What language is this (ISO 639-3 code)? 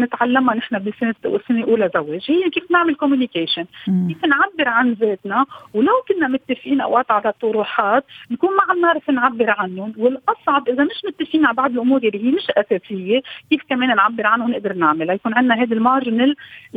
ara